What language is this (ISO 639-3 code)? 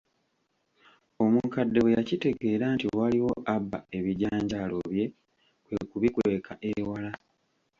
lug